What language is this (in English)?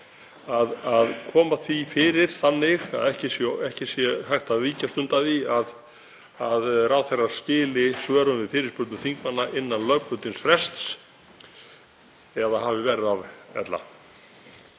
Icelandic